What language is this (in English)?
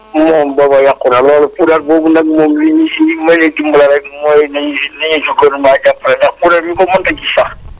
Wolof